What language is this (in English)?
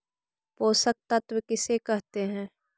Magahi